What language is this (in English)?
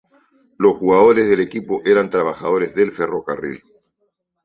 Spanish